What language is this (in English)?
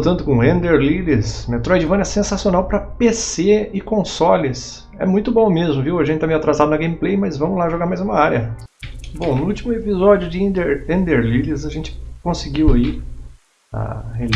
Portuguese